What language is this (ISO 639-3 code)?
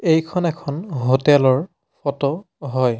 asm